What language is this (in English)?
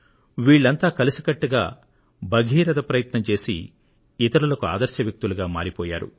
Telugu